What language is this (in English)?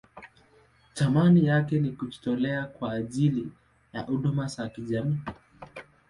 Swahili